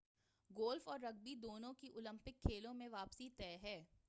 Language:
Urdu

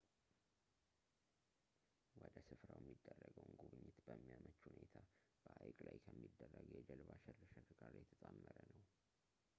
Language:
Amharic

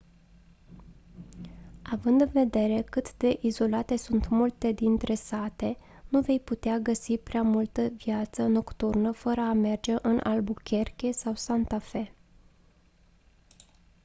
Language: Romanian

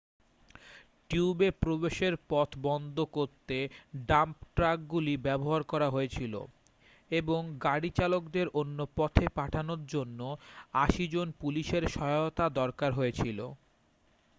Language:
Bangla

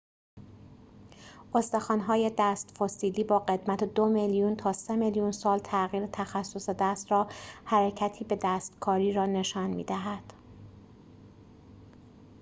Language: Persian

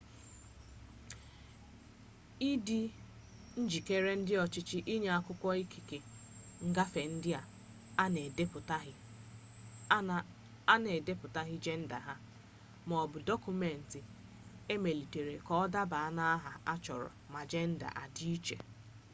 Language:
Igbo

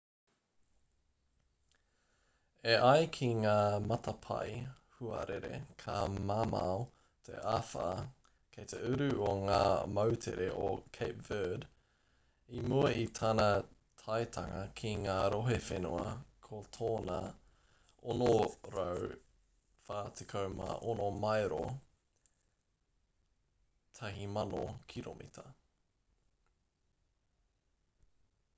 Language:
Māori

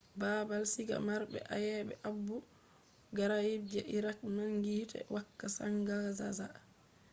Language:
Fula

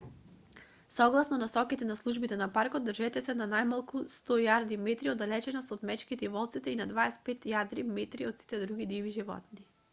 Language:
Macedonian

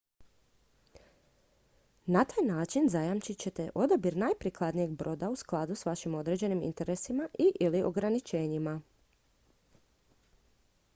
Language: Croatian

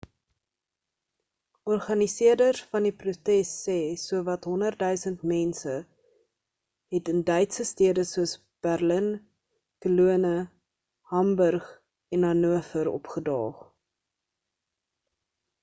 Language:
Afrikaans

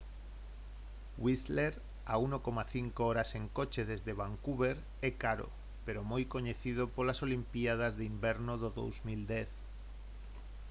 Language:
Galician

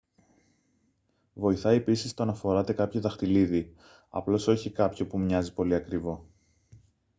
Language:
Greek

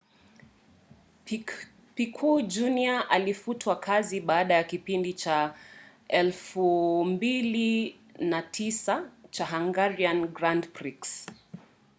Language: Swahili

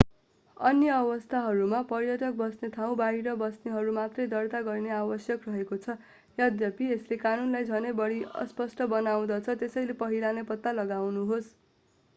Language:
Nepali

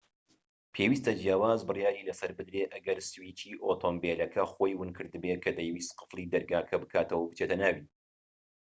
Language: Central Kurdish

